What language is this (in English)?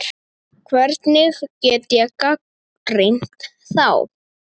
Icelandic